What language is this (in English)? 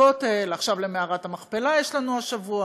Hebrew